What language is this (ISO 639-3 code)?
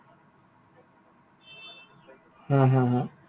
asm